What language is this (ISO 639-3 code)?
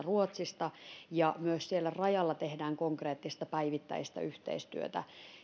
fin